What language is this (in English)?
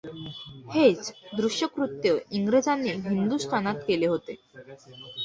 Marathi